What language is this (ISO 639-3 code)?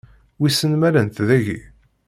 kab